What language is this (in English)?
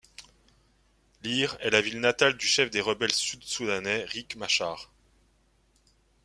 French